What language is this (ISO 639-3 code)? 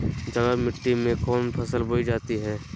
mag